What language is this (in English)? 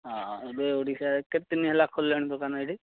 Odia